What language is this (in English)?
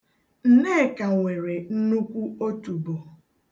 Igbo